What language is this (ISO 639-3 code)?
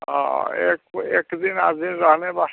hin